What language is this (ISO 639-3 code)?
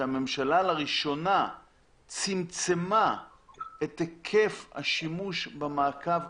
heb